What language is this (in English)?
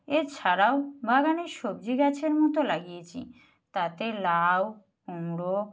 Bangla